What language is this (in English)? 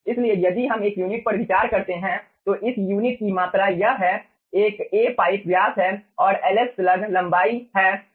Hindi